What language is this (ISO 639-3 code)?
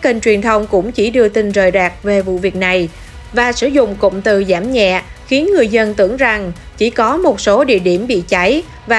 vie